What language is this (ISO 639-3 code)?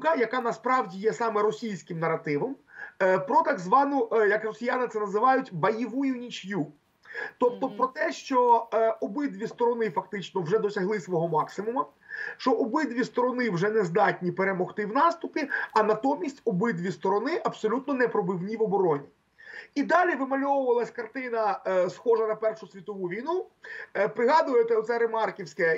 ukr